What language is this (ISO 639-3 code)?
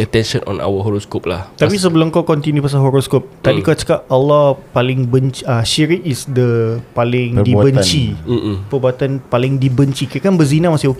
msa